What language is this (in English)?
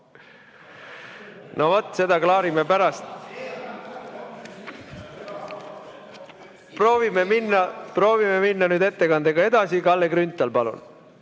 Estonian